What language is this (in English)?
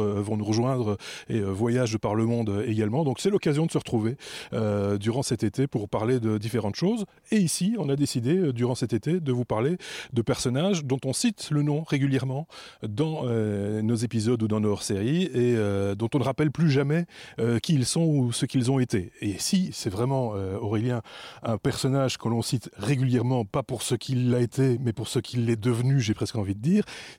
French